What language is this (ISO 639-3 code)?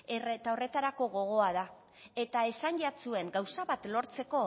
eus